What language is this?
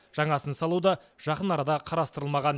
Kazakh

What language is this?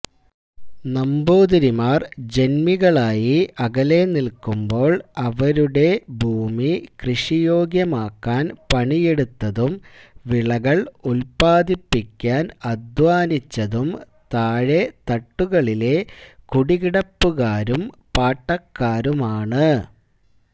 Malayalam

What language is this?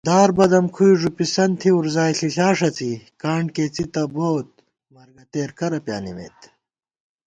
Gawar-Bati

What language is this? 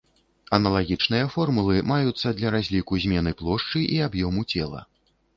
Belarusian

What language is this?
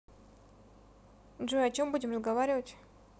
Russian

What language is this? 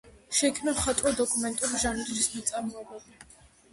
Georgian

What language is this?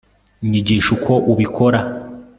Kinyarwanda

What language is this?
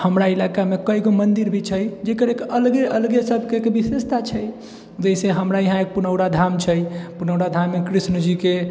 Maithili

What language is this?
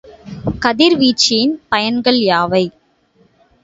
Tamil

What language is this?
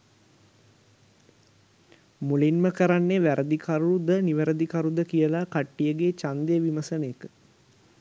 Sinhala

